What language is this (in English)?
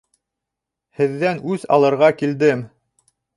Bashkir